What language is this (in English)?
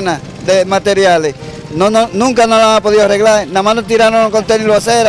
Spanish